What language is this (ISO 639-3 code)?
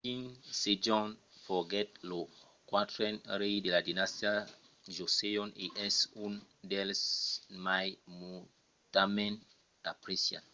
oci